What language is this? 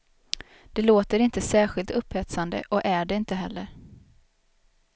Swedish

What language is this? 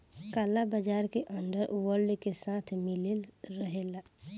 Bhojpuri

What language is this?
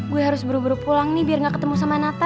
Indonesian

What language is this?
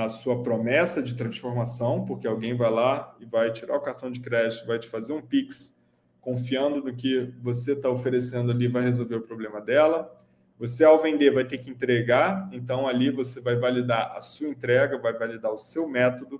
Portuguese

